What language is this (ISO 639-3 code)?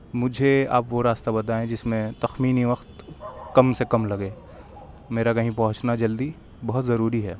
urd